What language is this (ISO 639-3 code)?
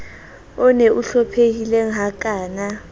sot